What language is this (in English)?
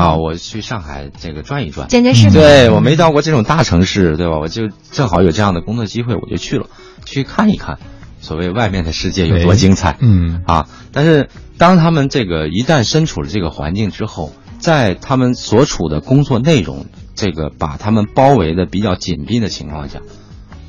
Chinese